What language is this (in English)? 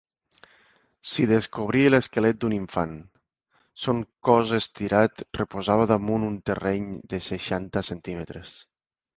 Catalan